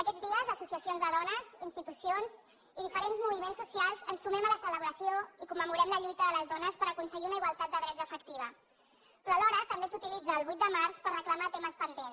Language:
Catalan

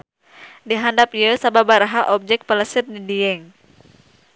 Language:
Sundanese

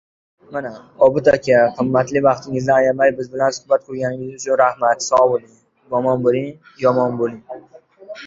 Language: Uzbek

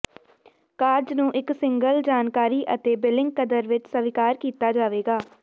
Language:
Punjabi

